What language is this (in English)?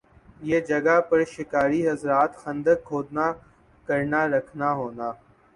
Urdu